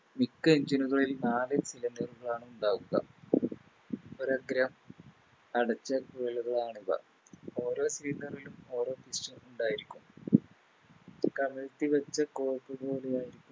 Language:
Malayalam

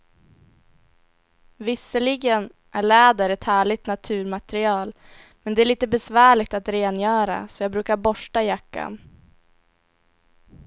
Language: Swedish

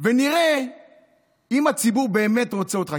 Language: Hebrew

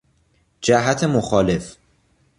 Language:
Persian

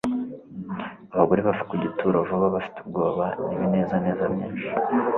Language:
Kinyarwanda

